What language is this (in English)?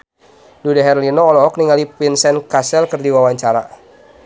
Sundanese